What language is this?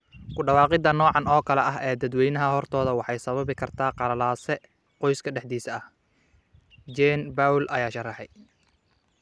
Somali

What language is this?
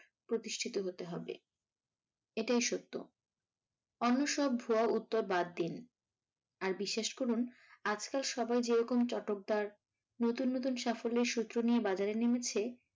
Bangla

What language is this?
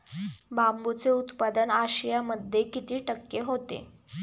Marathi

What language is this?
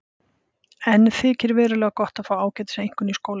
Icelandic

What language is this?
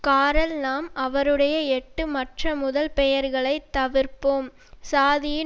Tamil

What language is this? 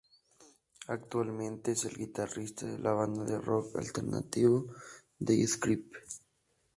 Spanish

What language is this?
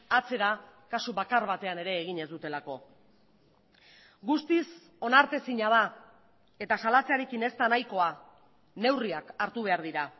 Basque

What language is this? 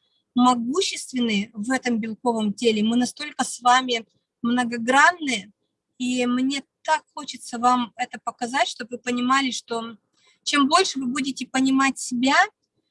Russian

